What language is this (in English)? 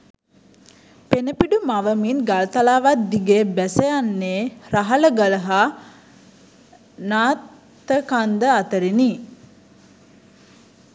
Sinhala